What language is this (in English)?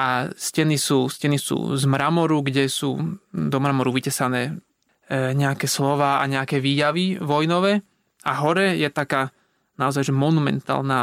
Slovak